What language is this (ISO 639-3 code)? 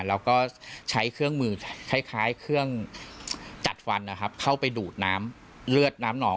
tha